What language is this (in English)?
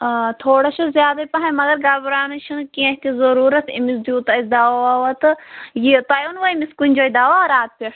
Kashmiri